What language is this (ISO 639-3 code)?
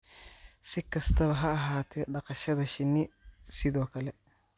som